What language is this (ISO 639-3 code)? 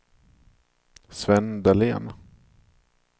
swe